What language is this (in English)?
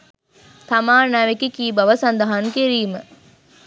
Sinhala